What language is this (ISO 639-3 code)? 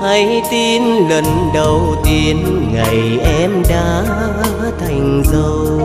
vie